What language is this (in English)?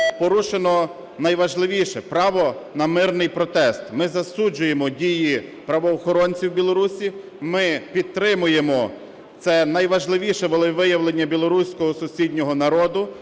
Ukrainian